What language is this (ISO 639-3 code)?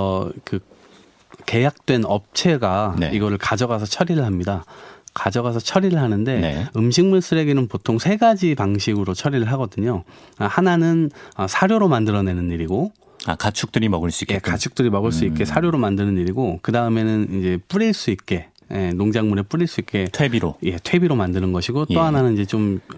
kor